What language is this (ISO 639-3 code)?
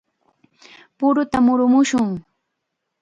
qxa